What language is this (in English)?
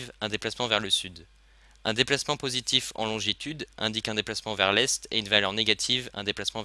French